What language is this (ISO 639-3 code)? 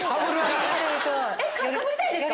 jpn